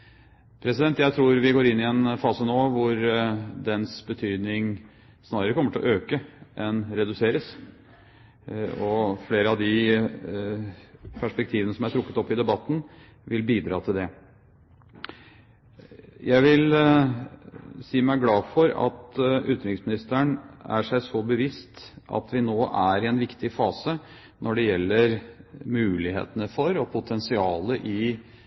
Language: Norwegian Bokmål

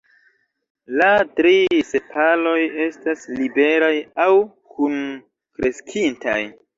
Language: Esperanto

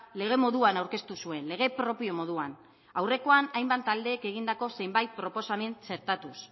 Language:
Basque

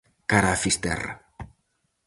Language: Galician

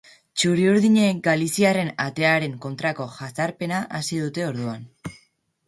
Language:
Basque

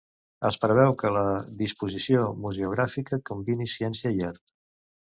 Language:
Catalan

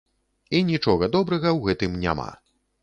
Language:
Belarusian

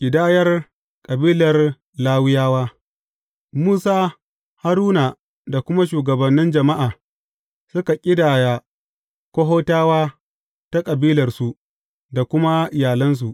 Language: Hausa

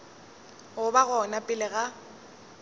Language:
Northern Sotho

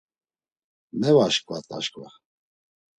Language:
Laz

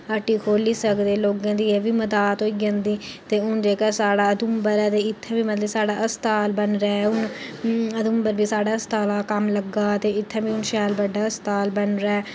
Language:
Dogri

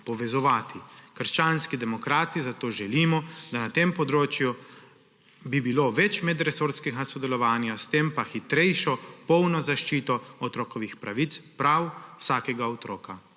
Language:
Slovenian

